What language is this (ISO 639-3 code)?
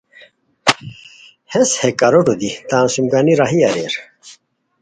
khw